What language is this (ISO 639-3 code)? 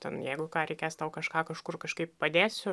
lit